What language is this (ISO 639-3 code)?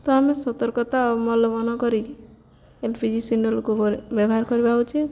ori